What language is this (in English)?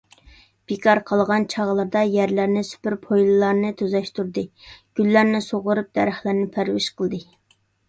Uyghur